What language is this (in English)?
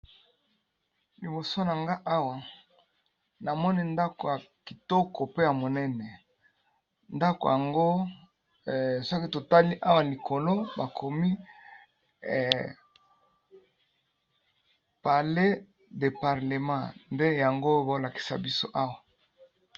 Lingala